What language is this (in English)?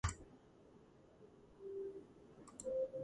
Georgian